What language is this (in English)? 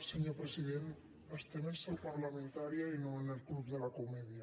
Catalan